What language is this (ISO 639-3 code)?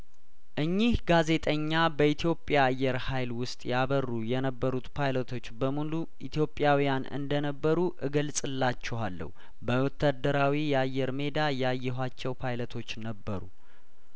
amh